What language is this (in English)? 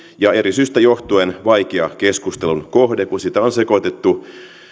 Finnish